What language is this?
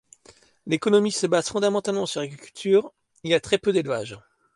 French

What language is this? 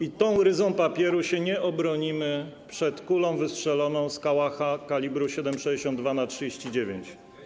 Polish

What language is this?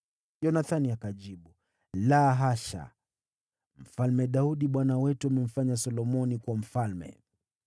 Swahili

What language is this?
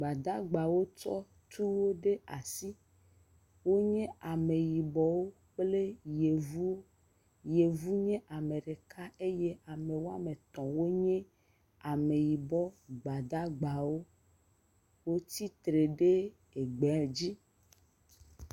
Ewe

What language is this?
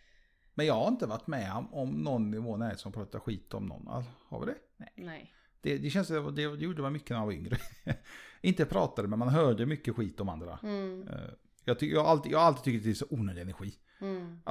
Swedish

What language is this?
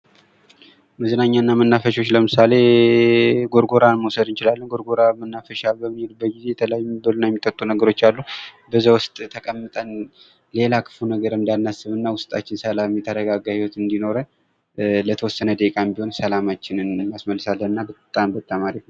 Amharic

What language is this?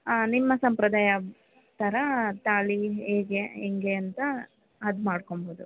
Kannada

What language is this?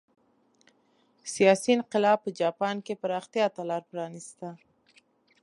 Pashto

